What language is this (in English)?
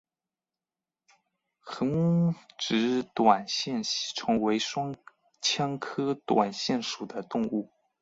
Chinese